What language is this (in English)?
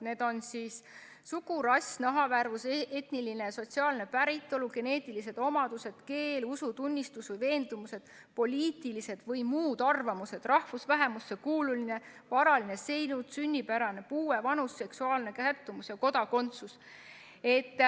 Estonian